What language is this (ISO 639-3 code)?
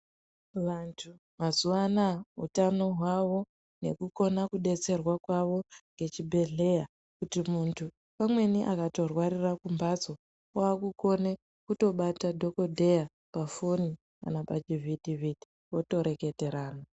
ndc